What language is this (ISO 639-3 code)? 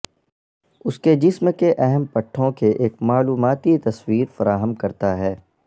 urd